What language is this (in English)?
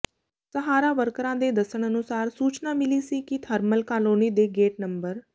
Punjabi